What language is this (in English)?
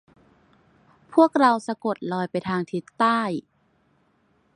Thai